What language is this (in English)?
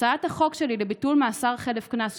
Hebrew